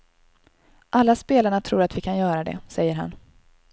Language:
Swedish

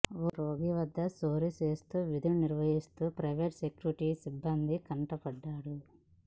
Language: Telugu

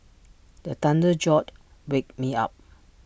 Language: English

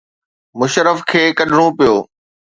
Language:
Sindhi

